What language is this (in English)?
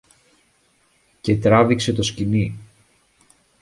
Greek